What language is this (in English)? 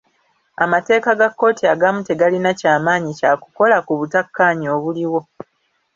Ganda